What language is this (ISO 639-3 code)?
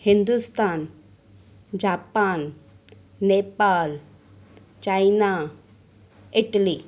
snd